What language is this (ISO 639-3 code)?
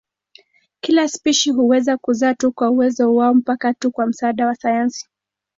swa